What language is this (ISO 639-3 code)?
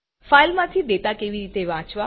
guj